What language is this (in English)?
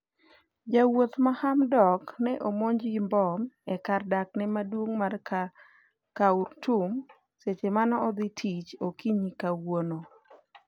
Luo (Kenya and Tanzania)